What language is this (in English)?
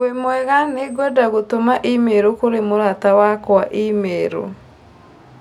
Kikuyu